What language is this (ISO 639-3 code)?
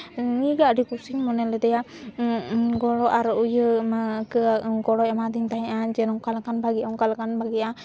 sat